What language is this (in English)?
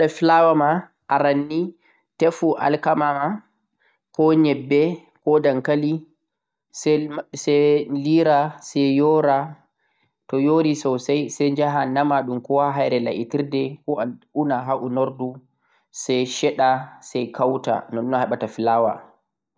Central-Eastern Niger Fulfulde